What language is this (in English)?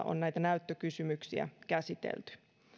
Finnish